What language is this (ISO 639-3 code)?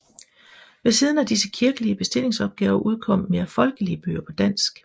dan